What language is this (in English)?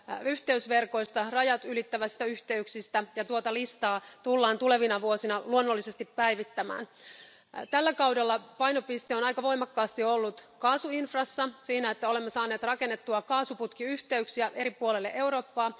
Finnish